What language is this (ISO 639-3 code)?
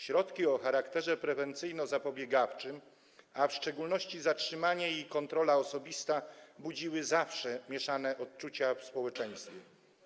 pol